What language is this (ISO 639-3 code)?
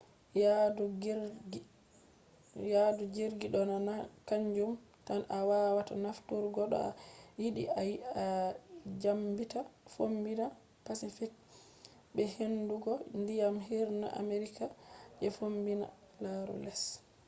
ful